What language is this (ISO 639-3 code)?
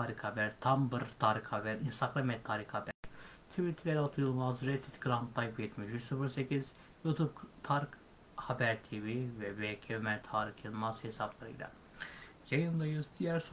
tur